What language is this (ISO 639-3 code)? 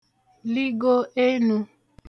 ibo